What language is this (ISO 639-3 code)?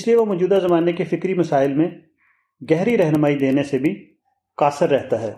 urd